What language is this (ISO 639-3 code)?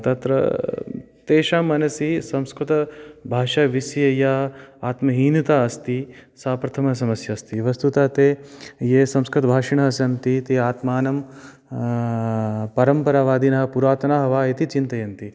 san